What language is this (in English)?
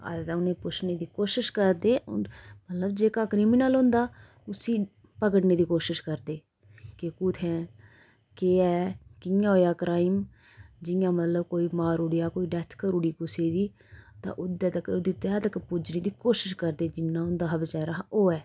Dogri